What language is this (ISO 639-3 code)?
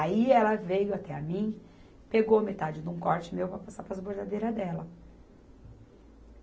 por